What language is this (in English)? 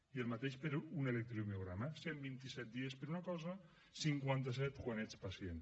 Catalan